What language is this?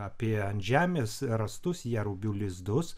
Lithuanian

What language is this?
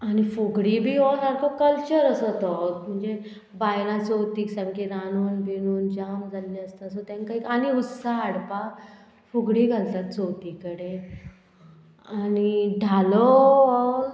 Konkani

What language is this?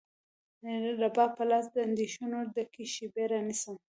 Pashto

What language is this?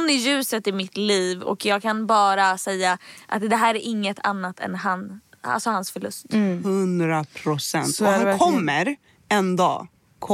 Swedish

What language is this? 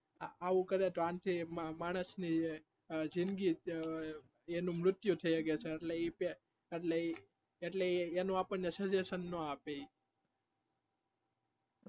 Gujarati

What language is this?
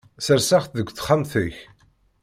Kabyle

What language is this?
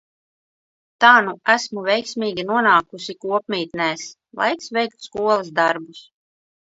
Latvian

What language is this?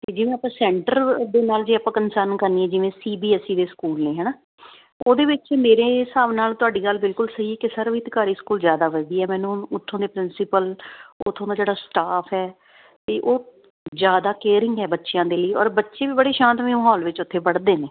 Punjabi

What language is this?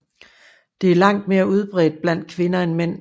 Danish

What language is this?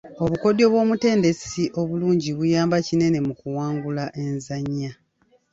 Ganda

